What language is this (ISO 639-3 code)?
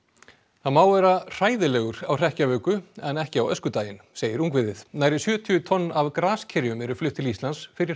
isl